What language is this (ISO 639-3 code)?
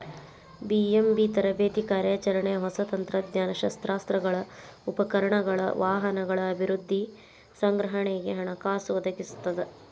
kan